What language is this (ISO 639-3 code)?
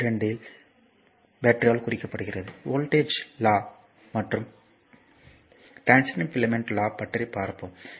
tam